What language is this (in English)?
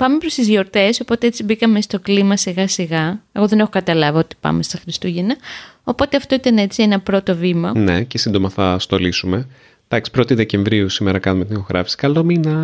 Greek